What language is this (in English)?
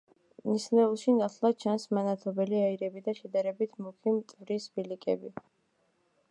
Georgian